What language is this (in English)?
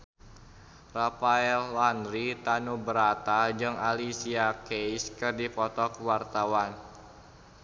Sundanese